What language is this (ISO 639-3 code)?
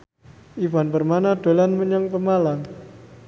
jav